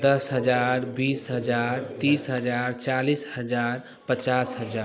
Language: Hindi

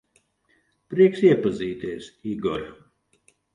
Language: Latvian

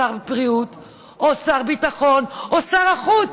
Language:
Hebrew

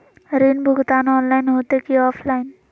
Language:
Magahi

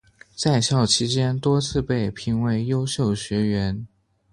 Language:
Chinese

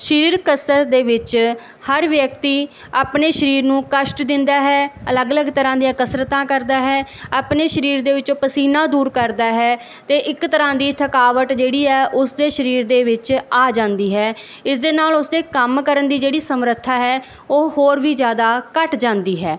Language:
Punjabi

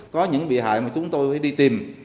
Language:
Vietnamese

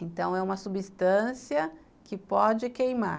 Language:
Portuguese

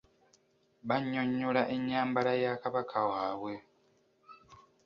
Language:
Ganda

